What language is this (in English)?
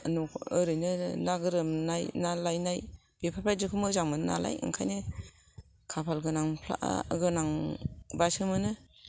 Bodo